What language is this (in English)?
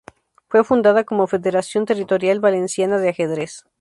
Spanish